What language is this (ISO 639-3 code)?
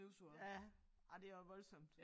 dan